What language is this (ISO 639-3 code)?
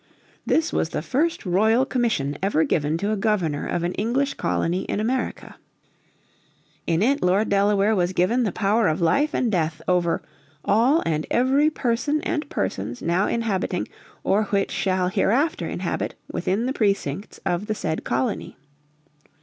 eng